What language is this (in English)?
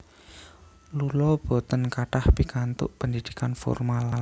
Javanese